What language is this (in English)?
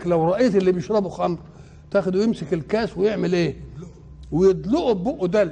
Arabic